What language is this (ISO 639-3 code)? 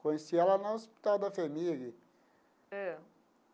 por